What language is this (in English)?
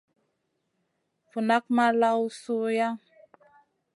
Masana